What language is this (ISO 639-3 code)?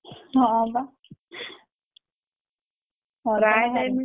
ori